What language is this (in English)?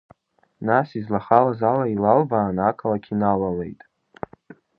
Abkhazian